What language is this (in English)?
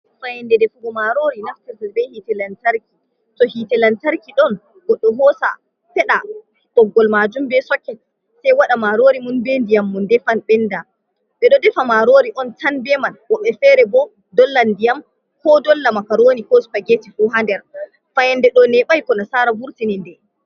Fula